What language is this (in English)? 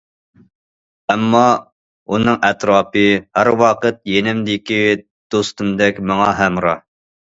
Uyghur